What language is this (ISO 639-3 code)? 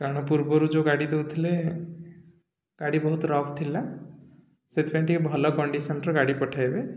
ori